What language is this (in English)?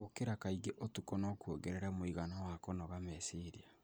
Kikuyu